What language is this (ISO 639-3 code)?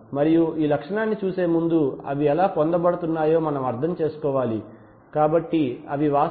tel